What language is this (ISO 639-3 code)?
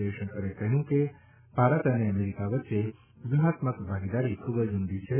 guj